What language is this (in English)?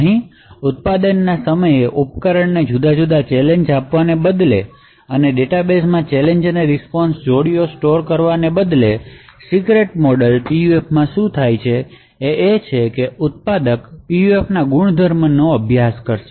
Gujarati